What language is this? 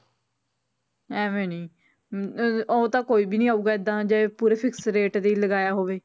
Punjabi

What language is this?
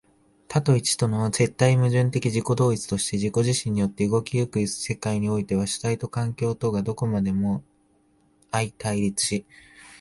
Japanese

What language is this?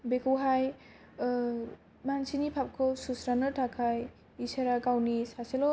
Bodo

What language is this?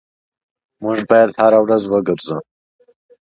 English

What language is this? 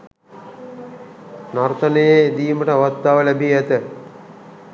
Sinhala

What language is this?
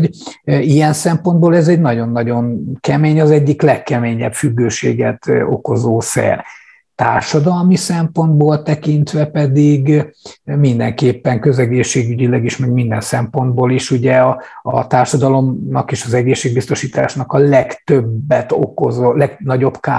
Hungarian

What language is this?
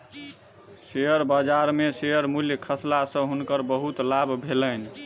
Maithili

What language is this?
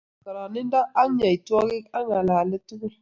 Kalenjin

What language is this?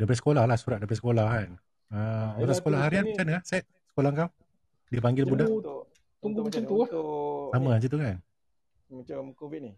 Malay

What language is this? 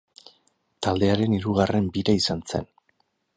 Basque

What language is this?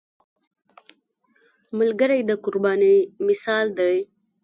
Pashto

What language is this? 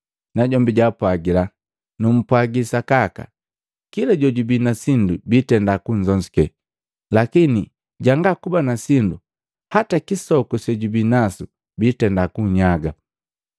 Matengo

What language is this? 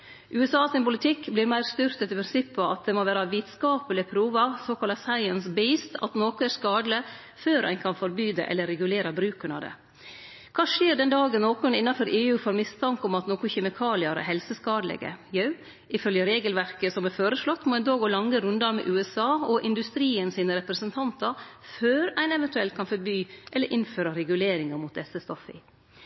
Norwegian Nynorsk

